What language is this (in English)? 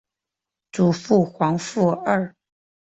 Chinese